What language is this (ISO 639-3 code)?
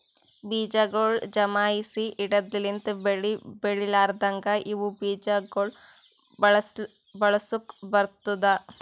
kan